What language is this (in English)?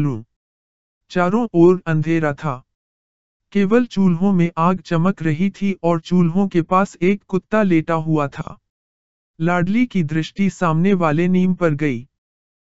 Hindi